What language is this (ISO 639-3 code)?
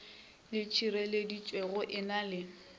nso